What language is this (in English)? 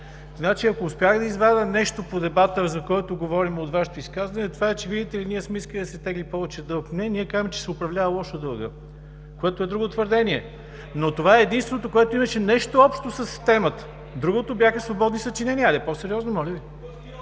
Bulgarian